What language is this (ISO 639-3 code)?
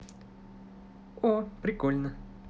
rus